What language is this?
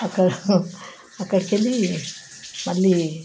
Telugu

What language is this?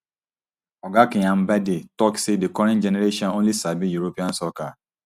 Nigerian Pidgin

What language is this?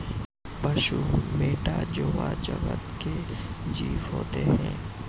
Hindi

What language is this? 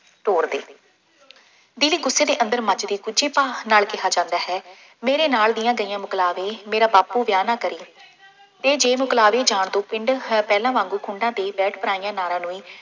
Punjabi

